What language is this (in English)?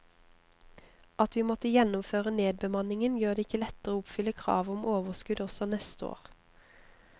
Norwegian